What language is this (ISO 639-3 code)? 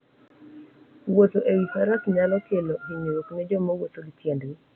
luo